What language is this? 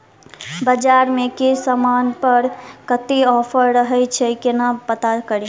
Maithili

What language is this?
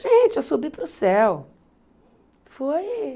Portuguese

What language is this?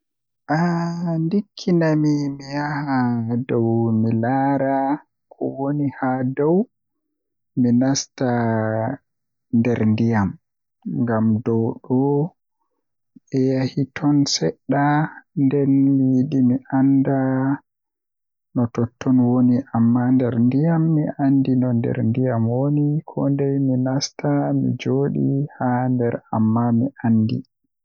Western Niger Fulfulde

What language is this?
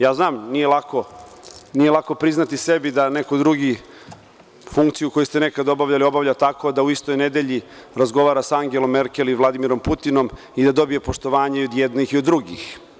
Serbian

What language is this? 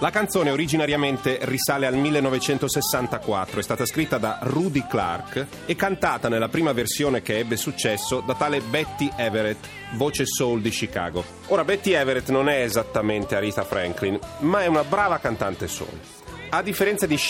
Italian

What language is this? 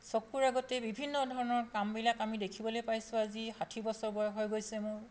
Assamese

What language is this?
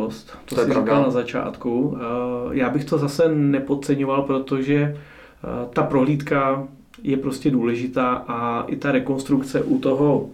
Czech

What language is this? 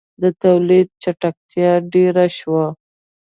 Pashto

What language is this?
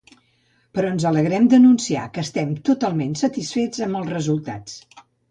Catalan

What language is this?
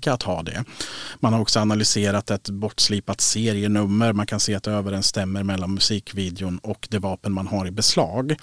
Swedish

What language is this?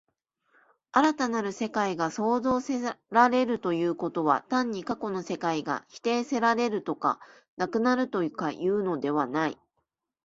Japanese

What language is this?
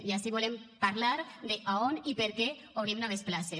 Catalan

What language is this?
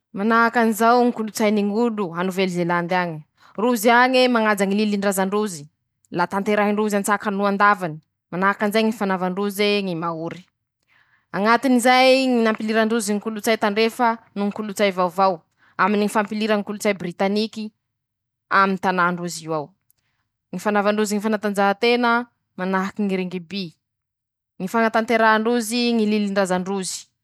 Masikoro Malagasy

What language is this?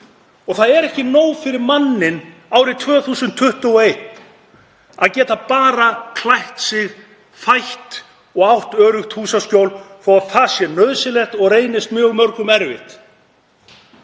Icelandic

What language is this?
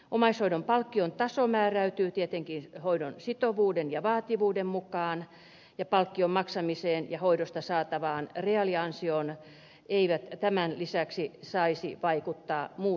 Finnish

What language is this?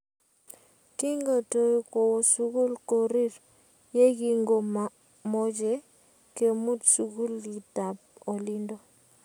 Kalenjin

